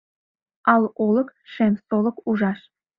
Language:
Mari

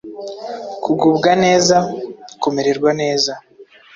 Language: Kinyarwanda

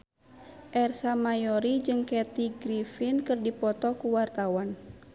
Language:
Sundanese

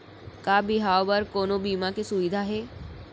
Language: Chhattisgarhi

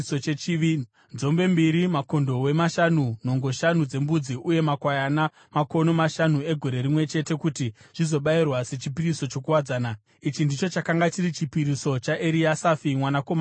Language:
Shona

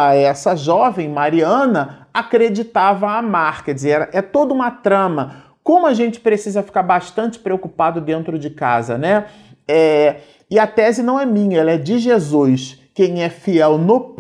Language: Portuguese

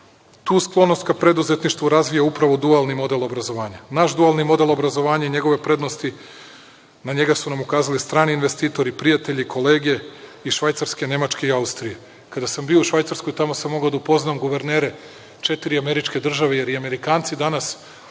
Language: Serbian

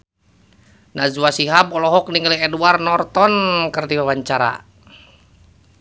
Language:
Sundanese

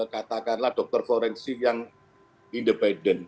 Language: Indonesian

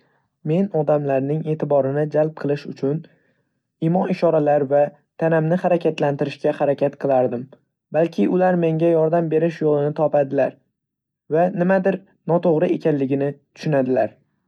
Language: Uzbek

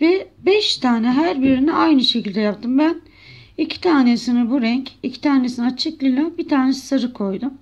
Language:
Turkish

